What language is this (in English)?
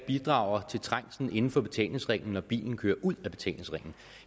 Danish